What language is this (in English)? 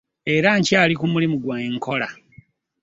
Ganda